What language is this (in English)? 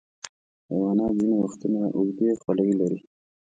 Pashto